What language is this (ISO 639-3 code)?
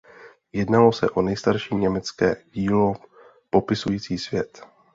ces